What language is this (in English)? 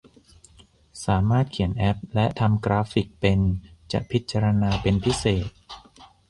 Thai